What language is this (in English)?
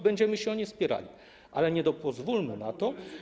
Polish